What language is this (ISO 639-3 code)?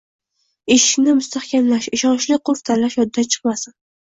uzb